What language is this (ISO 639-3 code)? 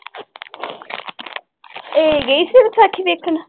pan